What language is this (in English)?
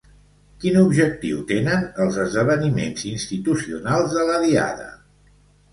Catalan